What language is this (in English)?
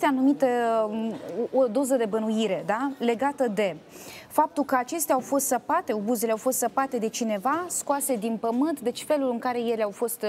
Romanian